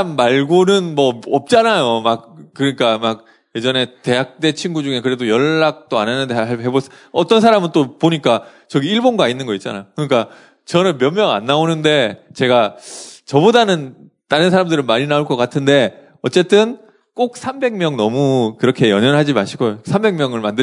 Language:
Korean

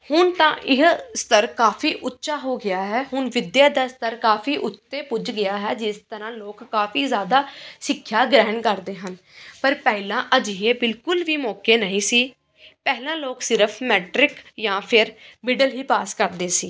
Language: Punjabi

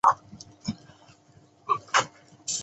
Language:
Chinese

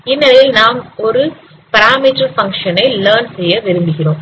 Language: Tamil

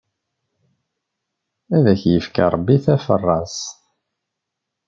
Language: Kabyle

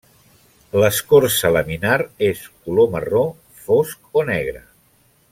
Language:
Catalan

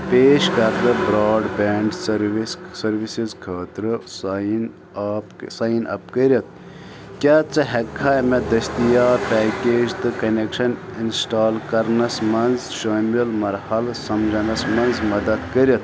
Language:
Kashmiri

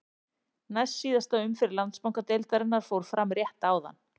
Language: Icelandic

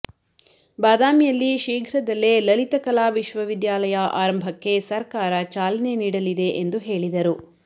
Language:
Kannada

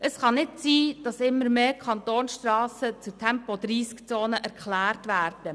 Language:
Swiss German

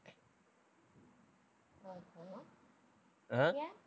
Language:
Tamil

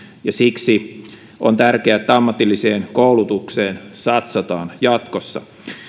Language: Finnish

